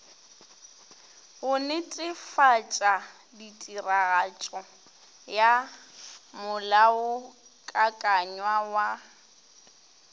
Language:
Northern Sotho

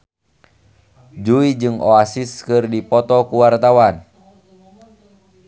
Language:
Sundanese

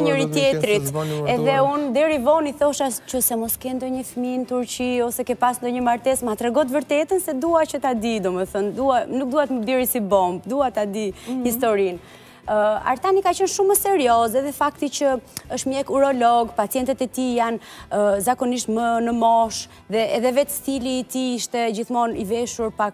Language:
Romanian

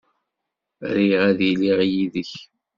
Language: Kabyle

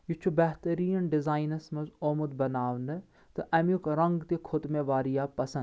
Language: Kashmiri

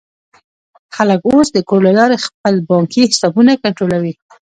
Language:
Pashto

